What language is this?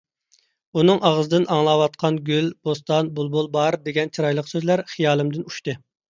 Uyghur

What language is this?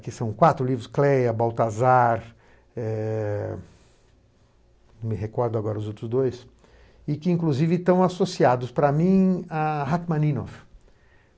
Portuguese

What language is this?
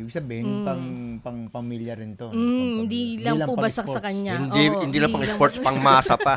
Filipino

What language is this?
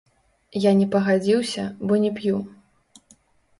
Belarusian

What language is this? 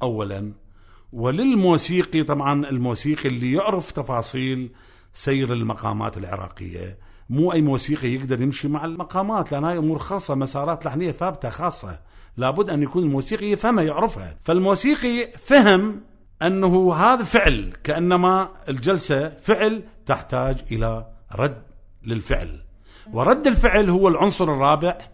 Arabic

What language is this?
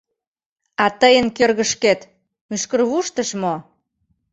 Mari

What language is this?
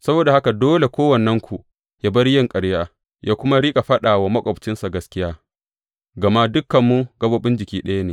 Hausa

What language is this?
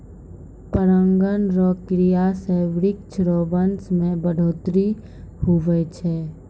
Maithili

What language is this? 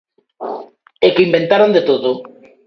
Galician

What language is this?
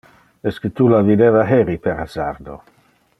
Interlingua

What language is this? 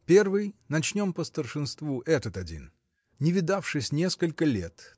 Russian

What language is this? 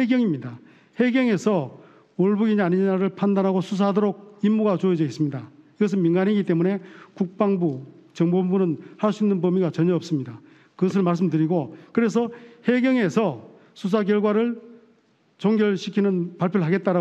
Korean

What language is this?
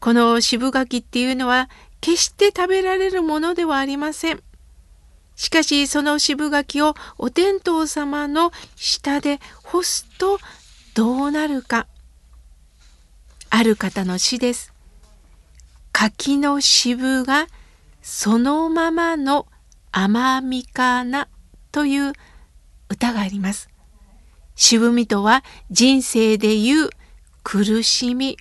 Japanese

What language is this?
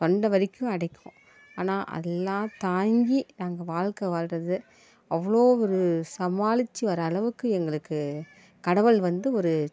Tamil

